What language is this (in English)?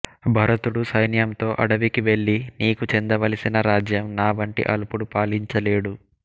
Telugu